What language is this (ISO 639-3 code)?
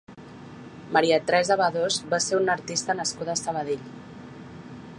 cat